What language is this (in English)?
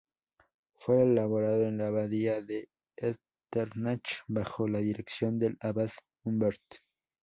Spanish